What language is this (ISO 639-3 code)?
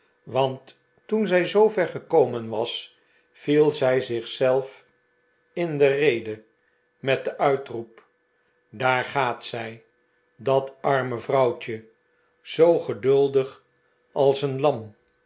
nld